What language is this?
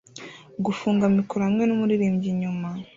Kinyarwanda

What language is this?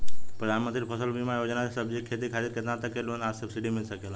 Bhojpuri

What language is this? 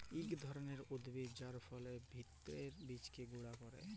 Bangla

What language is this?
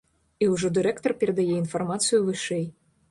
Belarusian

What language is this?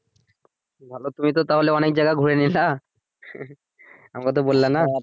Bangla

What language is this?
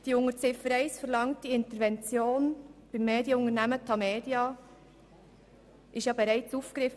Swiss German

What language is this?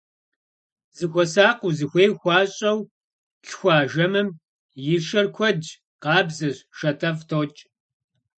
Kabardian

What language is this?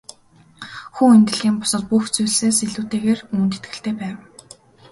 Mongolian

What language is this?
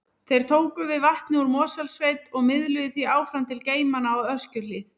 Icelandic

